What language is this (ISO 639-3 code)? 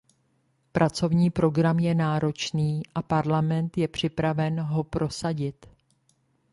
ces